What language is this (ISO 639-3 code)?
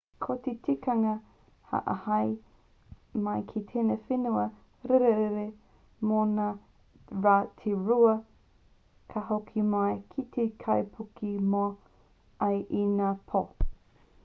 mri